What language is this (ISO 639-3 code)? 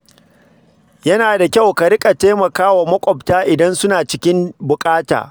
hau